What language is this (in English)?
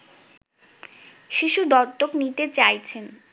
Bangla